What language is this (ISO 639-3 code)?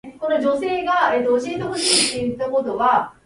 jpn